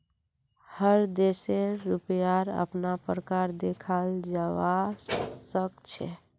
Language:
Magahi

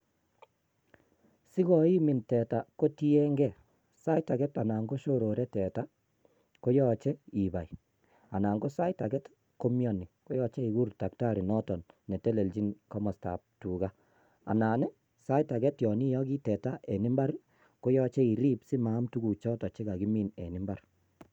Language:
Kalenjin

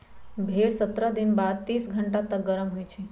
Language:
Magahi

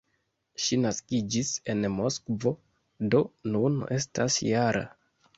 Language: Esperanto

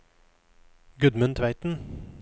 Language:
Norwegian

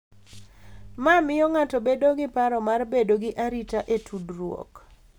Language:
Luo (Kenya and Tanzania)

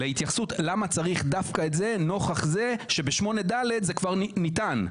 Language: Hebrew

